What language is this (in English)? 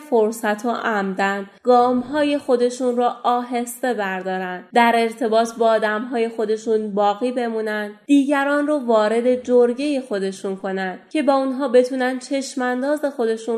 Persian